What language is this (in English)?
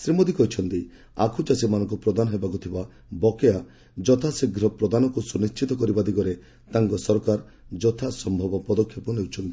Odia